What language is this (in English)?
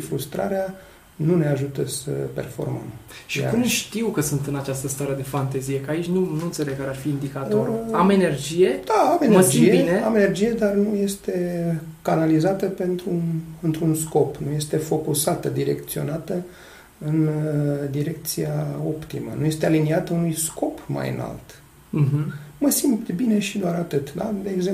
Romanian